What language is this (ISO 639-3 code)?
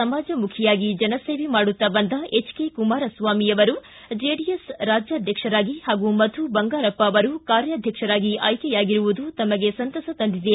kan